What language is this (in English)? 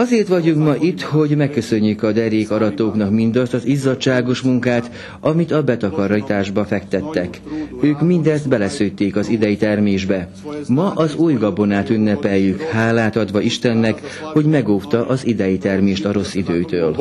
Hungarian